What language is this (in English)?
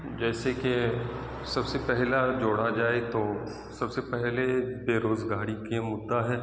Urdu